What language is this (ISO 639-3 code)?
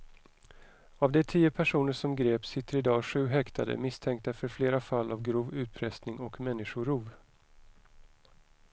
swe